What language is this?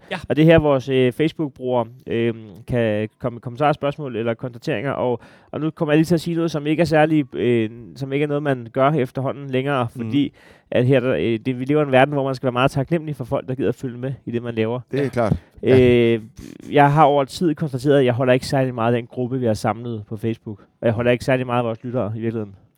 Danish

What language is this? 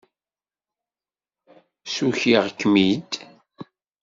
Kabyle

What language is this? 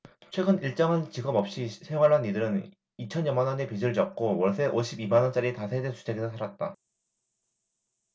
Korean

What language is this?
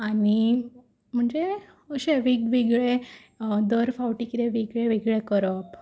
Konkani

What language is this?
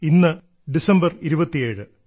Malayalam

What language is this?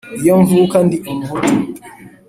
Kinyarwanda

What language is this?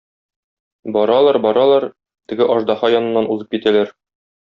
Tatar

